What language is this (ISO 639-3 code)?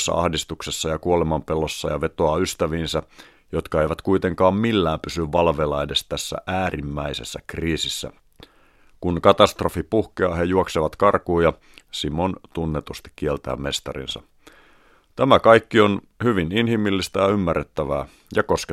fin